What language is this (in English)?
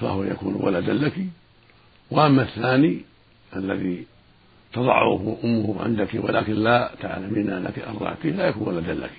Arabic